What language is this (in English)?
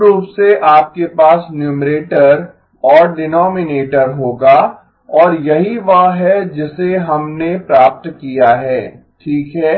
Hindi